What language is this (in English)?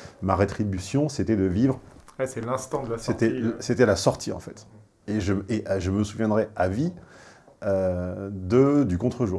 French